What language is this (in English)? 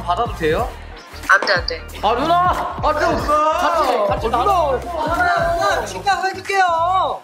Korean